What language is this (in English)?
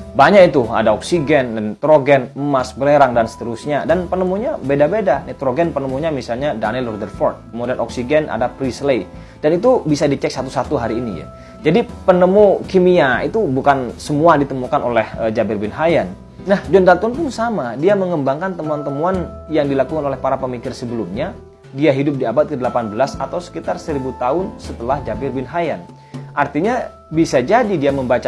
Indonesian